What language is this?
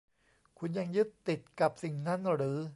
Thai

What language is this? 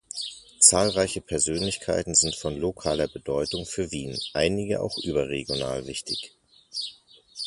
German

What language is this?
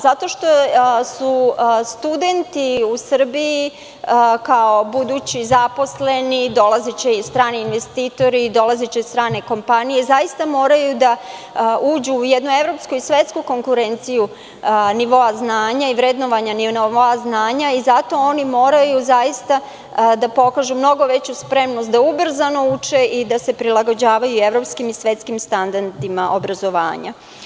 Serbian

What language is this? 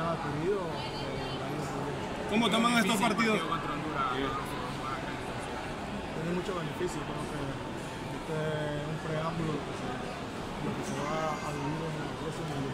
Spanish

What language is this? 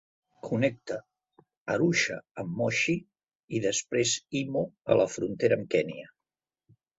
Catalan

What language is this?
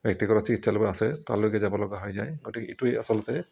Assamese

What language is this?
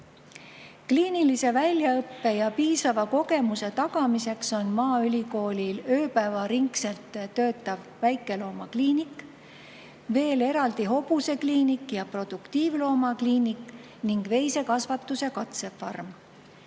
Estonian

